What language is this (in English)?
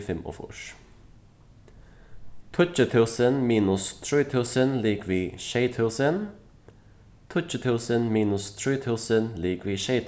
Faroese